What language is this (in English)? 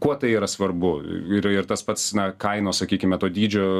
Lithuanian